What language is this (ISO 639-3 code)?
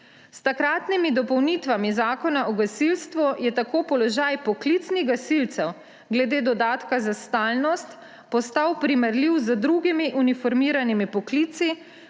slv